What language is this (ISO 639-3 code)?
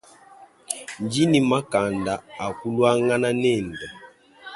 lua